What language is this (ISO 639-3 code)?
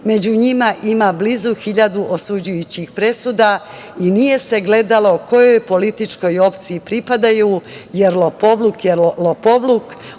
srp